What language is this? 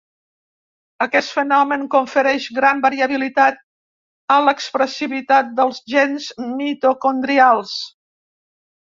Catalan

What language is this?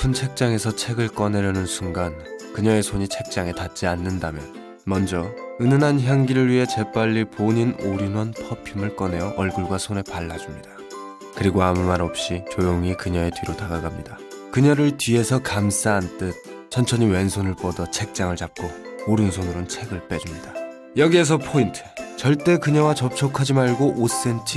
Korean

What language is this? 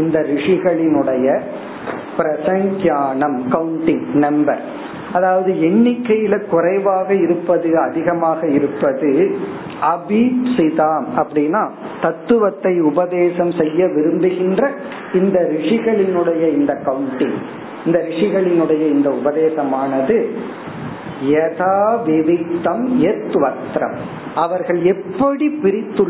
Tamil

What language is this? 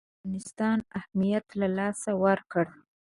Pashto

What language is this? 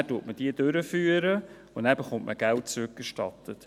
Swiss German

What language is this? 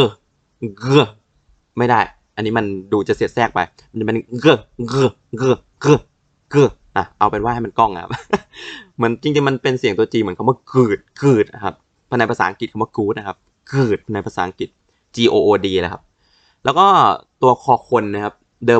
Thai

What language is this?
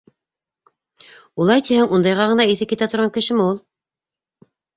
Bashkir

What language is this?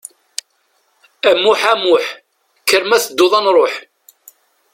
Kabyle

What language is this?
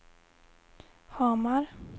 Swedish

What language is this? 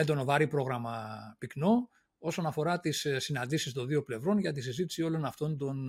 Greek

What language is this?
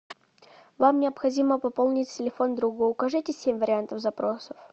Russian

